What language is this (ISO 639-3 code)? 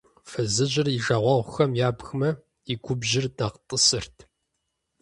kbd